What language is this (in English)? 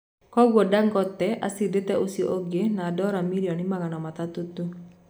Kikuyu